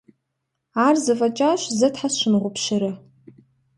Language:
Kabardian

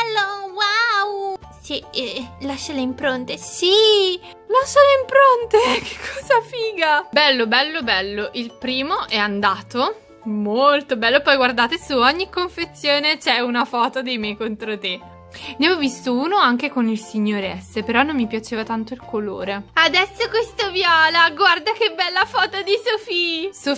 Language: Italian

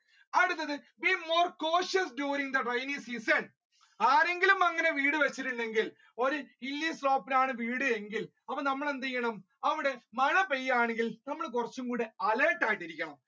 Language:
Malayalam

